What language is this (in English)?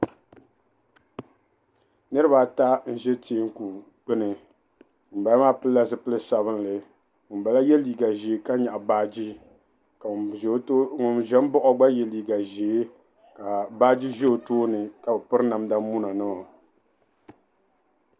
Dagbani